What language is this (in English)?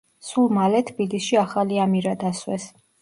Georgian